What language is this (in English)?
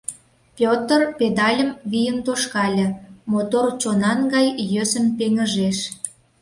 Mari